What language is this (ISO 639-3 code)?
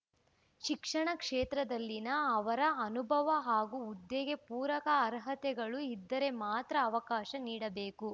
kan